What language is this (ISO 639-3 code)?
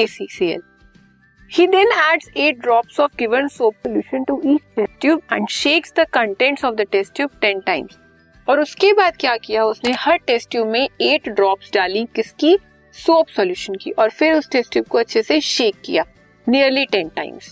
hin